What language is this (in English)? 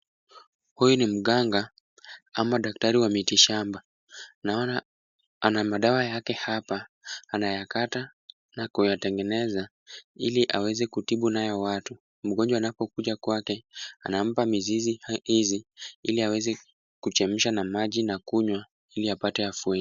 Swahili